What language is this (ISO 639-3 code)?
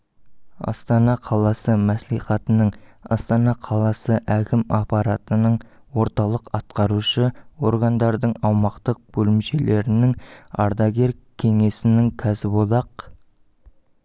kaz